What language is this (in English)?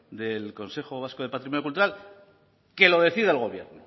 Spanish